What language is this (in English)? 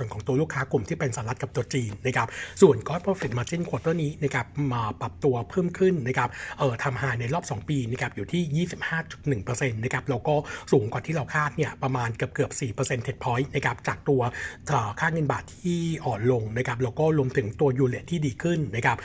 Thai